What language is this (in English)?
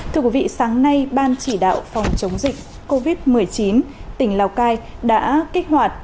Vietnamese